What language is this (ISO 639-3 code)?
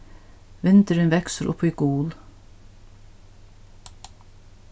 fao